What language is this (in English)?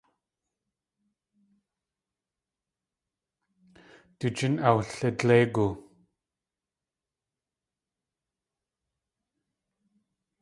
Tlingit